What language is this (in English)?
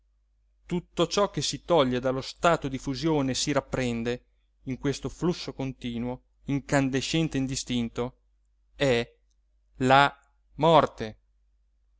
Italian